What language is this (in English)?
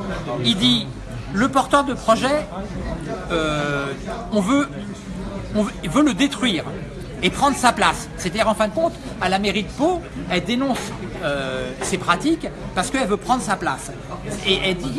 French